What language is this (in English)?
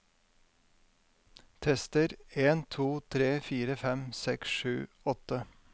Norwegian